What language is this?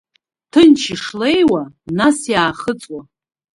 Abkhazian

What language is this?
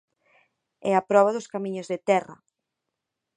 Galician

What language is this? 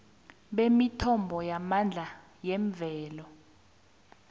South Ndebele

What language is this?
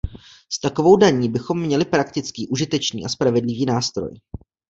Czech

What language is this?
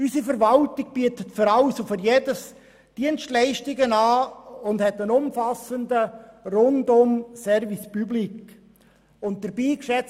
Swiss German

